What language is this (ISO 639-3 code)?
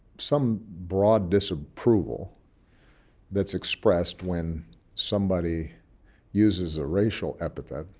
eng